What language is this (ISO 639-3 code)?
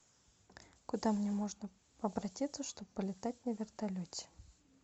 rus